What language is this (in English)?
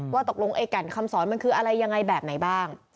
Thai